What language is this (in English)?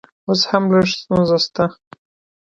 Pashto